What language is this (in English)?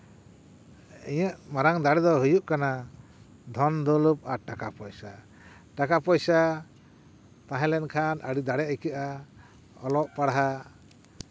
Santali